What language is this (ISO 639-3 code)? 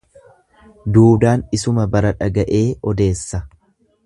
orm